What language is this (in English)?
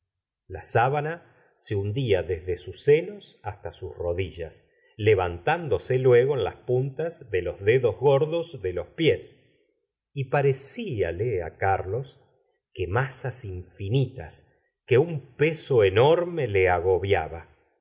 Spanish